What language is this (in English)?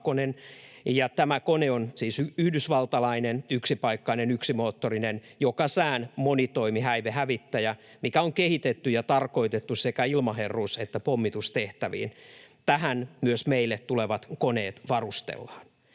Finnish